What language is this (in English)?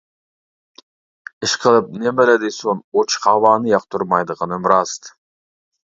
Uyghur